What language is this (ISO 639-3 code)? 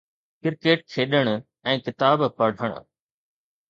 snd